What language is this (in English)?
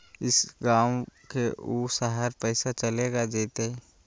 Magahi